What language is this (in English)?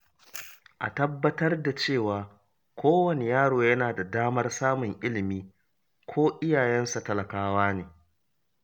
Hausa